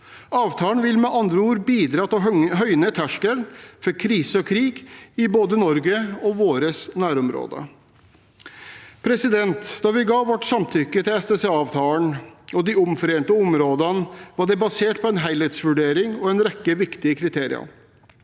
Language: Norwegian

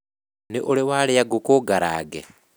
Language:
Kikuyu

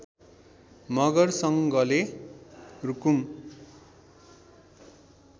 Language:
Nepali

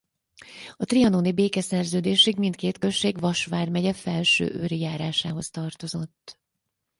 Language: Hungarian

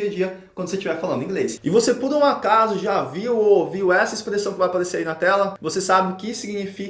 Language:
Portuguese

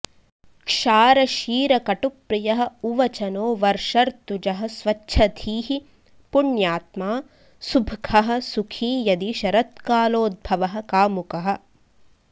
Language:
Sanskrit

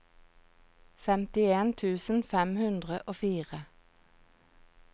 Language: Norwegian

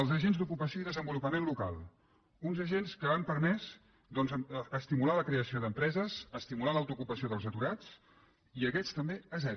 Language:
Catalan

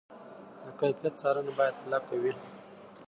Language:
Pashto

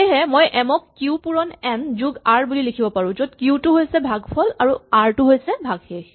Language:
Assamese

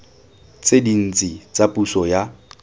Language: Tswana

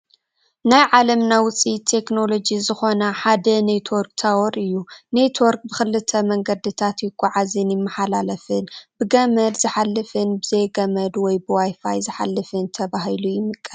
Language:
Tigrinya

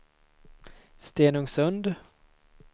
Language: Swedish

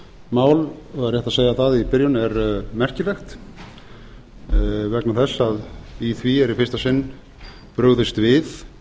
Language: Icelandic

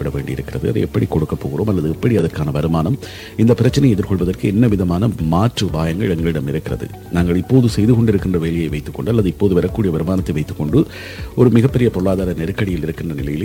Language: Tamil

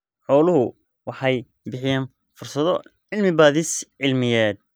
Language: Somali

